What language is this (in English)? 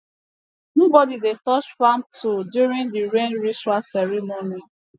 Nigerian Pidgin